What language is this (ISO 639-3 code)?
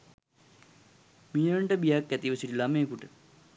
sin